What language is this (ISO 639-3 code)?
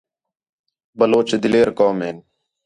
xhe